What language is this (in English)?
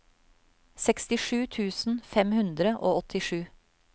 Norwegian